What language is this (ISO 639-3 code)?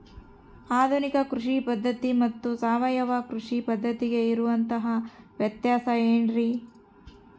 kan